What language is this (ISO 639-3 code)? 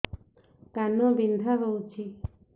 ori